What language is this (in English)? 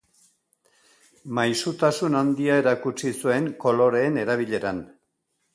Basque